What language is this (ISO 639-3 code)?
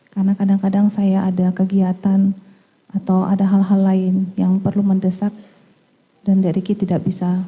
ind